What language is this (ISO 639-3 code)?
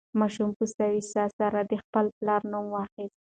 pus